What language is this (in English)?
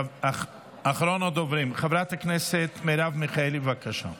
Hebrew